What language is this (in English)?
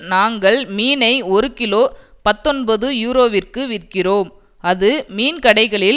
Tamil